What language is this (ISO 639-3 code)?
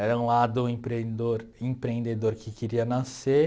por